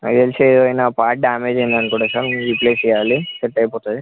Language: Telugu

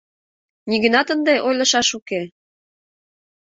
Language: Mari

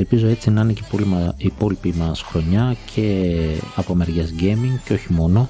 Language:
Greek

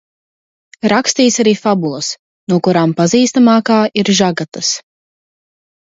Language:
Latvian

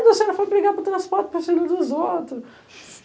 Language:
Portuguese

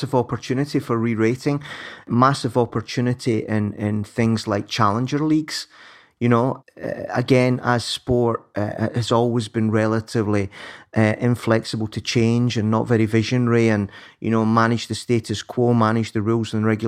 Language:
English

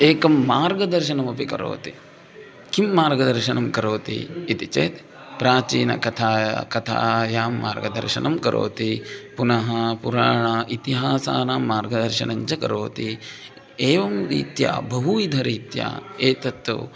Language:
Sanskrit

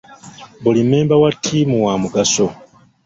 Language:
Ganda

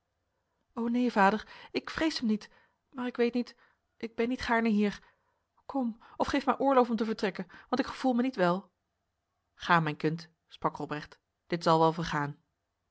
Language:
Dutch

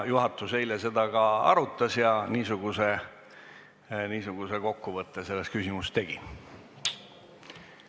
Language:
Estonian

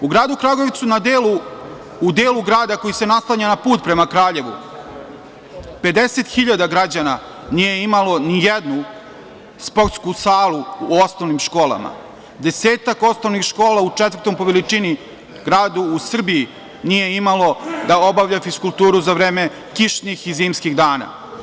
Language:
Serbian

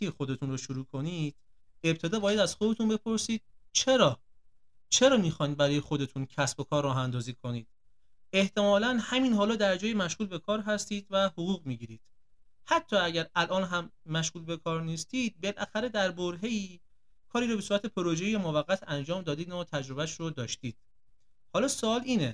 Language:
Persian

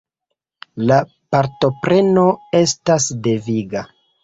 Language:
Esperanto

